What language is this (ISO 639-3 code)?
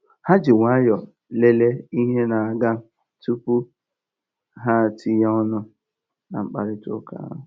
ibo